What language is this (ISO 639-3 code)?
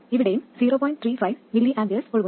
mal